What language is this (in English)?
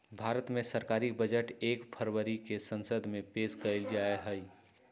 Magahi